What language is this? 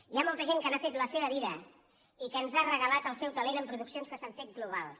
Catalan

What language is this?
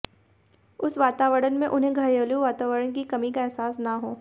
Hindi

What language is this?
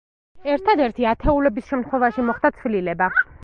Georgian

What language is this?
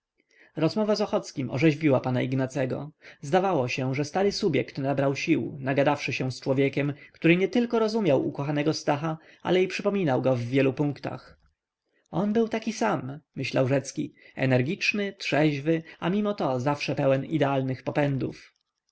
Polish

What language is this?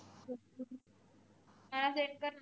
Marathi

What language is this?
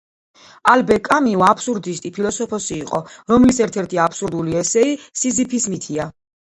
Georgian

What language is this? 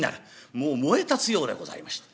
Japanese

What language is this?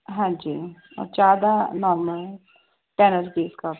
Punjabi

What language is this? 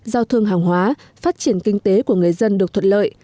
Vietnamese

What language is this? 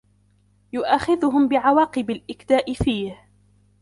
Arabic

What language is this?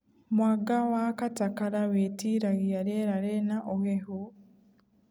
Kikuyu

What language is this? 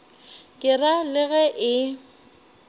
Northern Sotho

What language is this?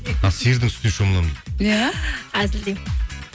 Kazakh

